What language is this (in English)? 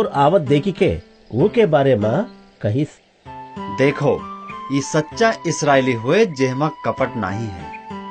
Hindi